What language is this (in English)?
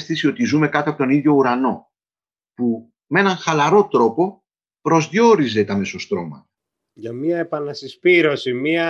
Greek